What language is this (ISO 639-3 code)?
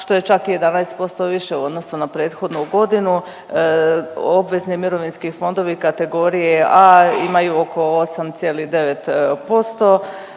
hrv